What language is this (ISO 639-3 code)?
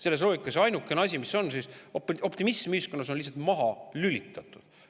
est